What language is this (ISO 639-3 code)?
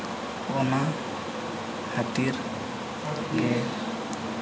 sat